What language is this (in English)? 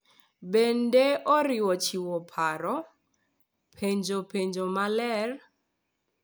Luo (Kenya and Tanzania)